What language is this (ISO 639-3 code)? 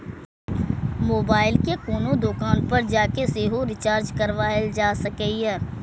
mai